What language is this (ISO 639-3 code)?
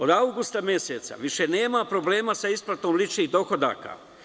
srp